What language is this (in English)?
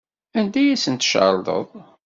Kabyle